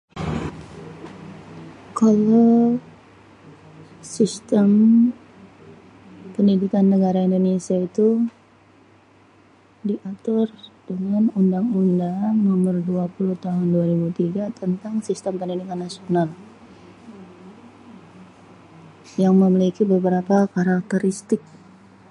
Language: Betawi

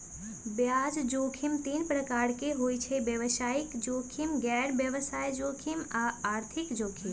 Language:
Magahi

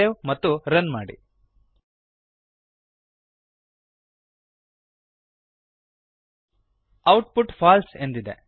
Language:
Kannada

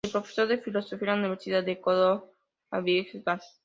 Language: Spanish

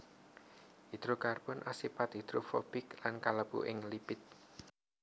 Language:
Javanese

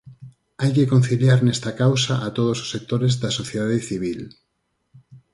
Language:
Galician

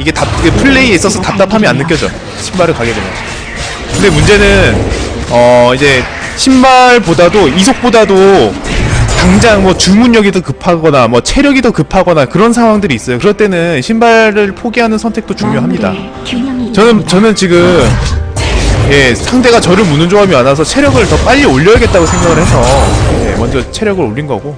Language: Korean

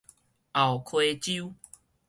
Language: Min Nan Chinese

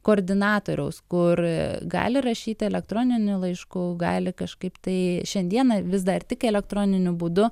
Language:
Lithuanian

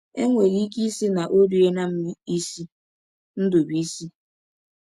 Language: Igbo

